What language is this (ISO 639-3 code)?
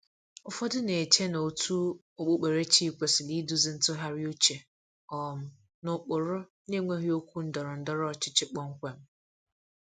ibo